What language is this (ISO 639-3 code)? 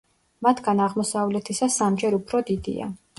kat